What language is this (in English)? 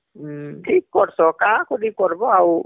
Odia